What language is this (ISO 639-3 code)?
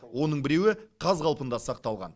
kaz